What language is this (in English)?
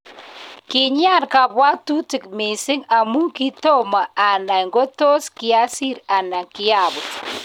Kalenjin